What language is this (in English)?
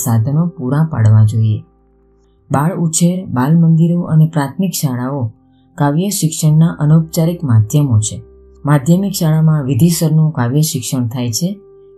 Gujarati